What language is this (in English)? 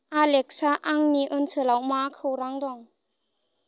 Bodo